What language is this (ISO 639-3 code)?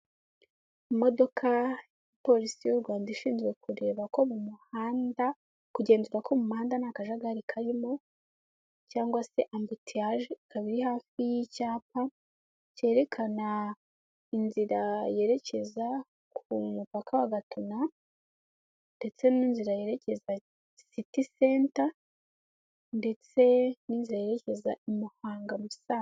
kin